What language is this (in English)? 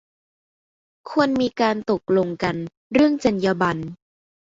Thai